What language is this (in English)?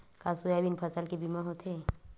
Chhattisgarhi